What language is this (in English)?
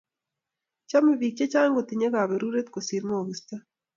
Kalenjin